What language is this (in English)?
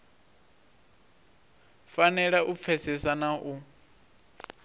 Venda